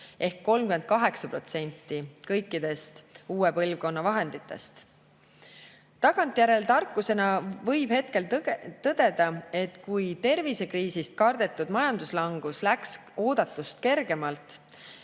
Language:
Estonian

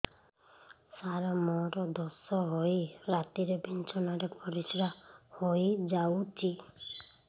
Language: Odia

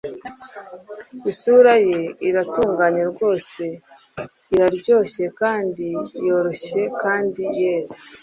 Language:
Kinyarwanda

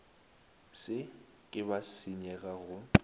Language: Northern Sotho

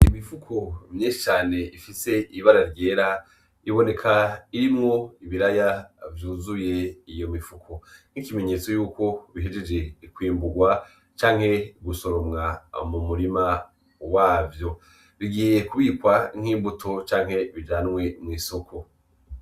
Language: Rundi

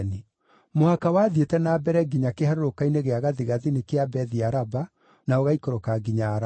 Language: Kikuyu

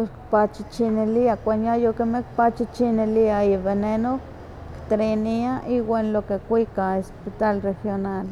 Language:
Huaxcaleca Nahuatl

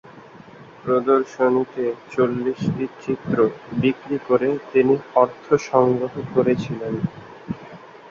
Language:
Bangla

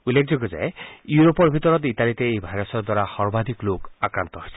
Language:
Assamese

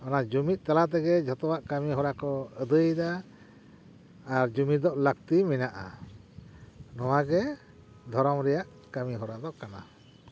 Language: Santali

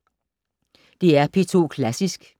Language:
Danish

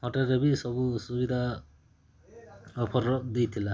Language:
Odia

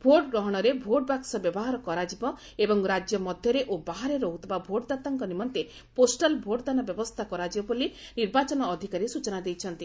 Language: Odia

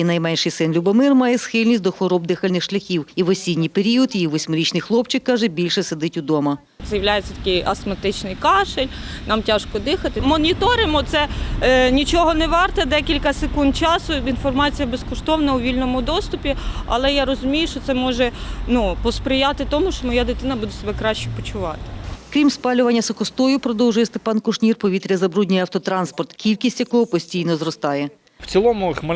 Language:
Ukrainian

